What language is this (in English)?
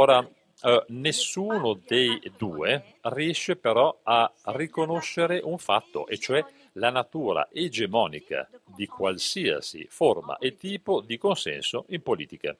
Italian